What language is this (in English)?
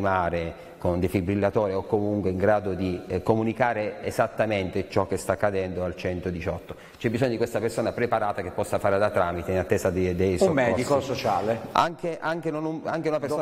Italian